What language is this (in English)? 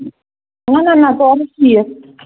Kashmiri